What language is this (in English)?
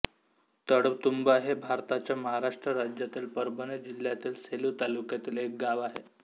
Marathi